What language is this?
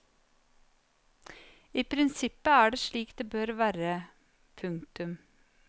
Norwegian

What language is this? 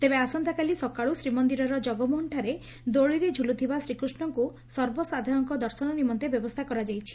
Odia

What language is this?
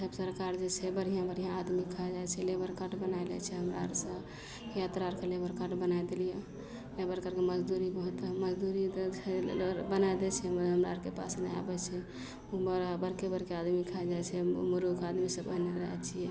Maithili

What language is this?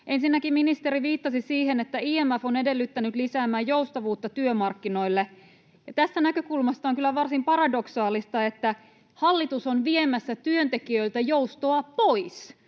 Finnish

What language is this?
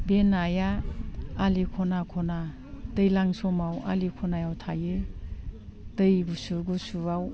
Bodo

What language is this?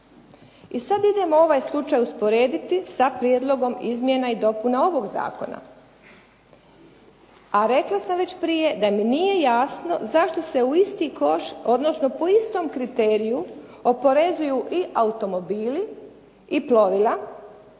Croatian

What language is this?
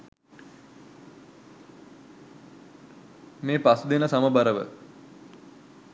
Sinhala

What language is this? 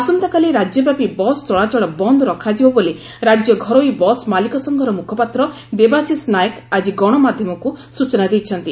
Odia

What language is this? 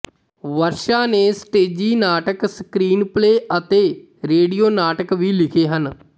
Punjabi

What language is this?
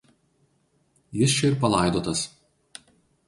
Lithuanian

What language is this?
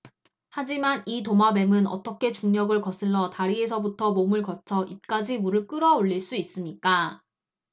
Korean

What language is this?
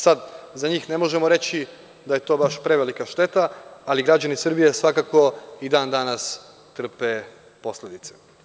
Serbian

